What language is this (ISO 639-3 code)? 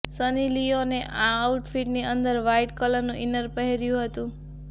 guj